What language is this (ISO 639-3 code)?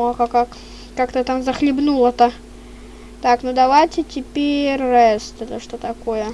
rus